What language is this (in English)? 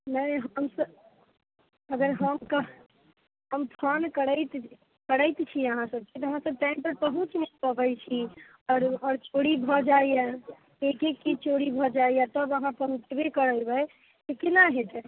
Maithili